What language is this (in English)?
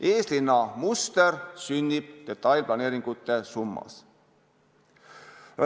Estonian